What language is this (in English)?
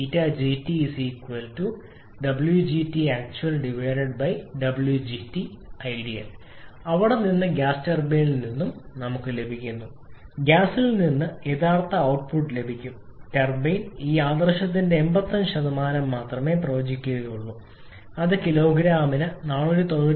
Malayalam